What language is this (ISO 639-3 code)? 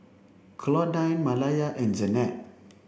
eng